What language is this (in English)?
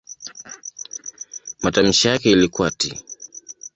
Swahili